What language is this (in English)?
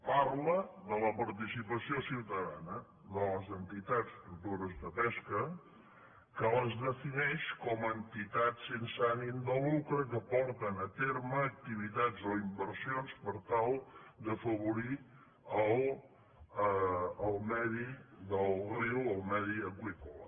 Catalan